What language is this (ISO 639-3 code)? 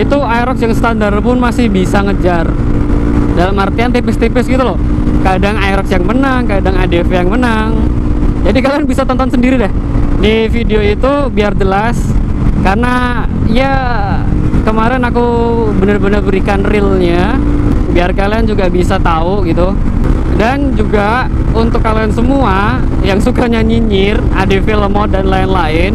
ind